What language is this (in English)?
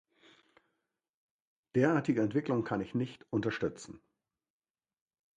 German